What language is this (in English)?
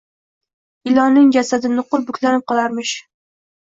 Uzbek